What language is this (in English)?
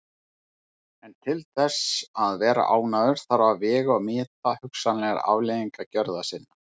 Icelandic